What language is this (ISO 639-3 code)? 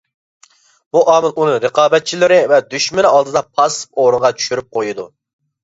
uig